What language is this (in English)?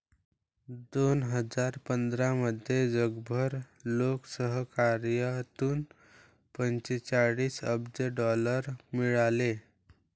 Marathi